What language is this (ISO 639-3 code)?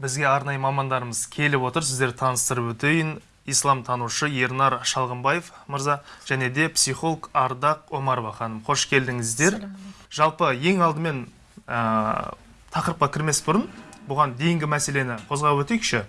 tur